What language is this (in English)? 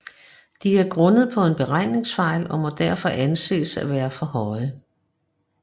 Danish